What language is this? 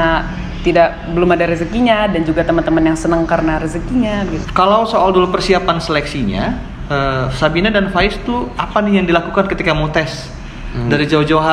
Indonesian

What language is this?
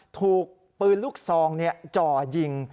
Thai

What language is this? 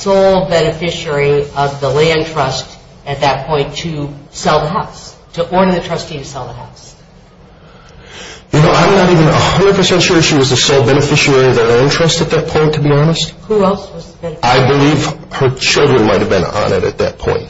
English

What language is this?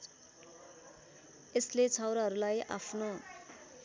Nepali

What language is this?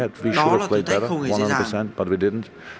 Vietnamese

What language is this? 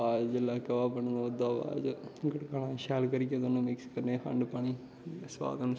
Dogri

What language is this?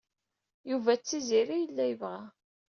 Kabyle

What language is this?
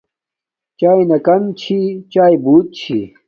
Domaaki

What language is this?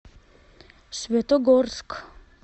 Russian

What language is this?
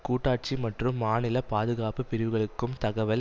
Tamil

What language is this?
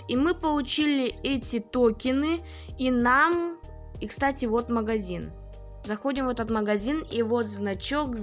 Russian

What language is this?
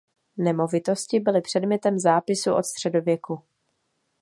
Czech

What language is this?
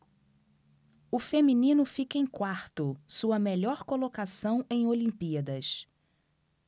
Portuguese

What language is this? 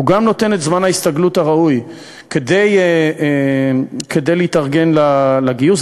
Hebrew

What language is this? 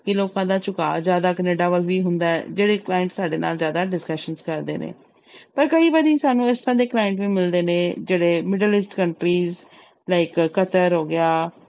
Punjabi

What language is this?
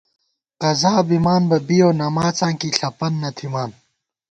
Gawar-Bati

